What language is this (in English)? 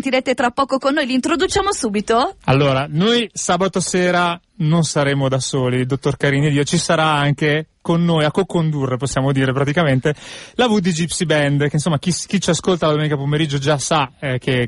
Italian